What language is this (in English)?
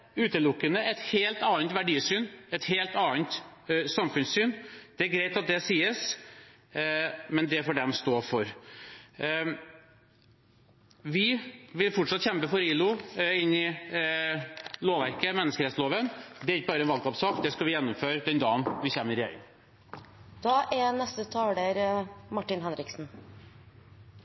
Norwegian Bokmål